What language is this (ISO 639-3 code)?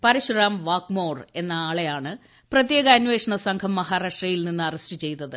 mal